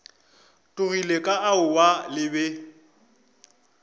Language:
Northern Sotho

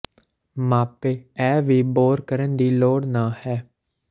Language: Punjabi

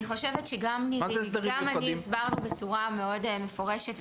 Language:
Hebrew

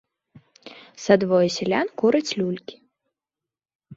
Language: Belarusian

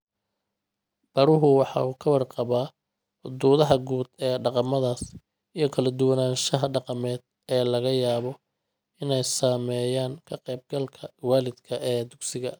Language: Somali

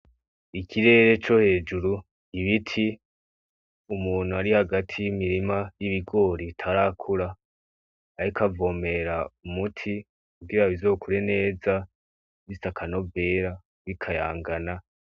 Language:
Rundi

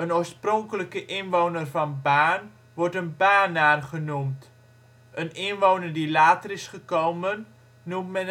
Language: Dutch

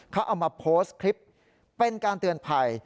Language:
Thai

